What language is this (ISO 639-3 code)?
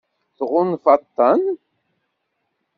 kab